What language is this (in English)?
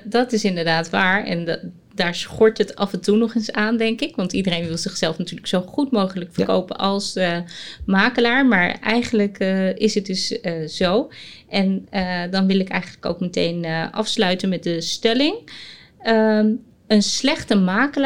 Dutch